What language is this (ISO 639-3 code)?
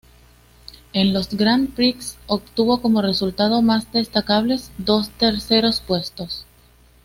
spa